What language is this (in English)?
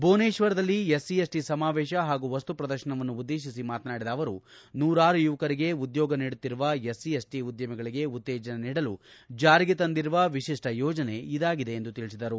Kannada